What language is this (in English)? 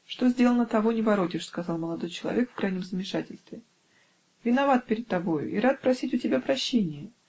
Russian